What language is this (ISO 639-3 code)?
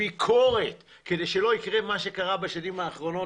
heb